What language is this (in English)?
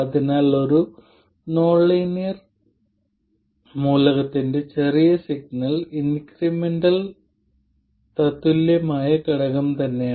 Malayalam